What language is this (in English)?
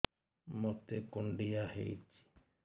Odia